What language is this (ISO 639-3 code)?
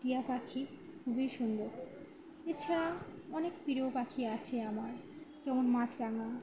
ben